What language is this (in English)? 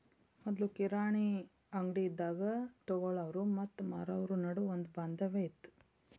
Kannada